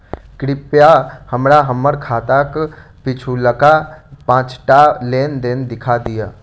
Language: Maithili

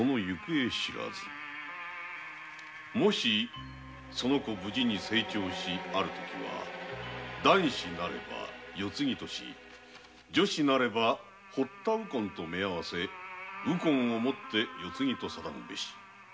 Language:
Japanese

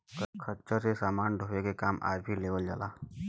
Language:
Bhojpuri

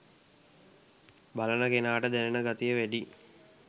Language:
Sinhala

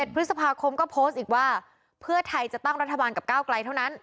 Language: Thai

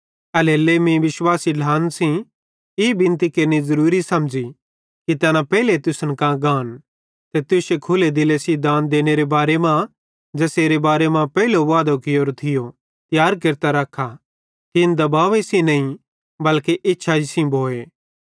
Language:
Bhadrawahi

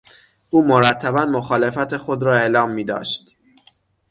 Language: Persian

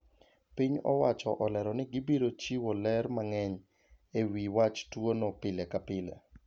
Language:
Luo (Kenya and Tanzania)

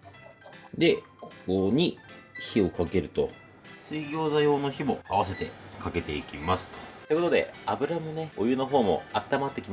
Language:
Japanese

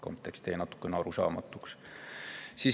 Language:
Estonian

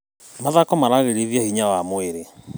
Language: Kikuyu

